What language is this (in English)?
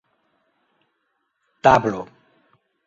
Esperanto